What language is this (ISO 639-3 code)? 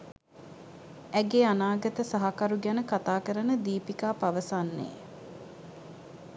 sin